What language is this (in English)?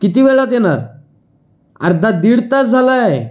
Marathi